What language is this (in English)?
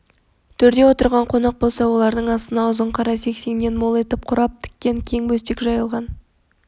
Kazakh